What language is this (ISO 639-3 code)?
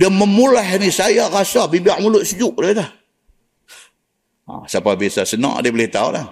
msa